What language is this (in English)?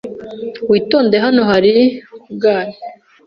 Kinyarwanda